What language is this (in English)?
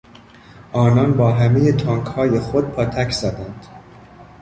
Persian